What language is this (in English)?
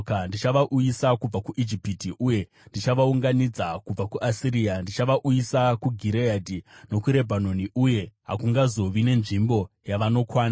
Shona